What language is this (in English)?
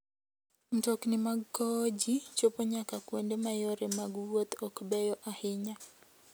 Luo (Kenya and Tanzania)